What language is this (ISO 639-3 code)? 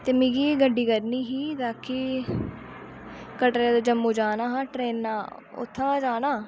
doi